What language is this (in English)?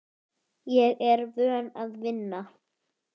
Icelandic